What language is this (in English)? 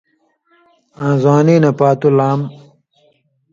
Indus Kohistani